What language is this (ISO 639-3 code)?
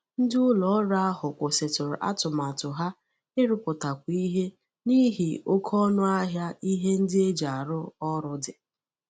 ibo